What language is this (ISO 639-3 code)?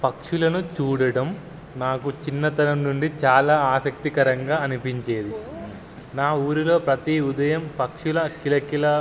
tel